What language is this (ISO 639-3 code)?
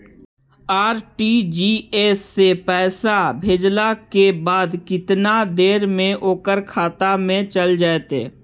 mag